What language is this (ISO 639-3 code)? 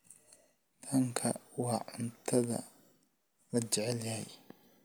som